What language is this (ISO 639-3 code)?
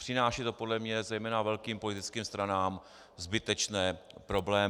ces